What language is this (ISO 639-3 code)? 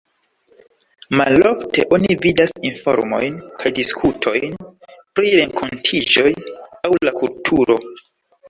epo